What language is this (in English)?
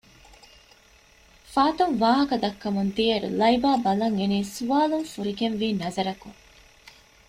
Divehi